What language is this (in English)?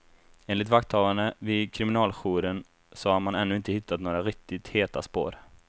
Swedish